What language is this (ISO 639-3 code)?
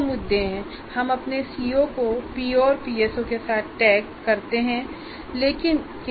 hin